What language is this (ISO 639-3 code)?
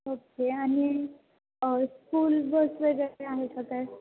mar